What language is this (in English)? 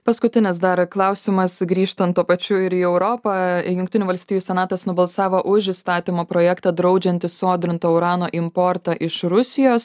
Lithuanian